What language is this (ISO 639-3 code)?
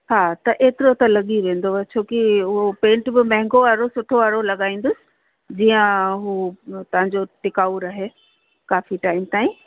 snd